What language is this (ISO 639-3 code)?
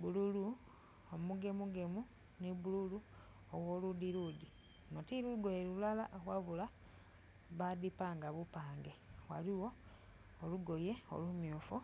xog